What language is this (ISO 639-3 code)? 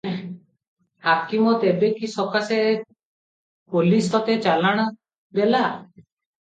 ori